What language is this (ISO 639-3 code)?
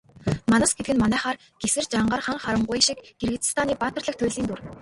mon